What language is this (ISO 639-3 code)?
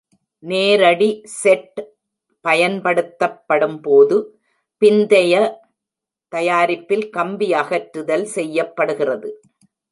tam